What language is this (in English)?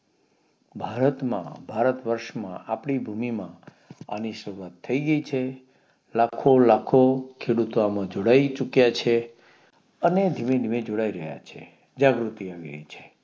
Gujarati